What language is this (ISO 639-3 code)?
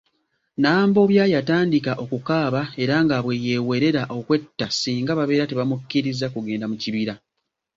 lug